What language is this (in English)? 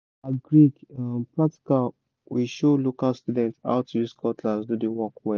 Nigerian Pidgin